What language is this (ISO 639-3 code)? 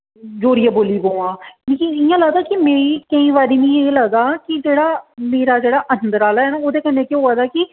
doi